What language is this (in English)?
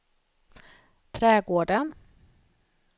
Swedish